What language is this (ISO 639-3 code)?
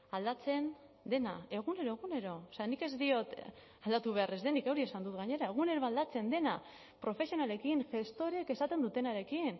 eus